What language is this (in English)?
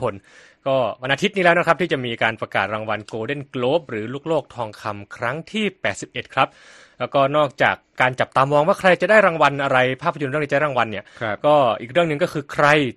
Thai